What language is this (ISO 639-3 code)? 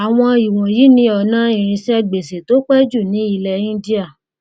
yor